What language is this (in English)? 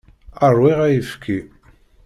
Kabyle